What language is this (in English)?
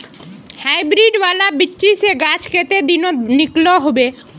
Magahi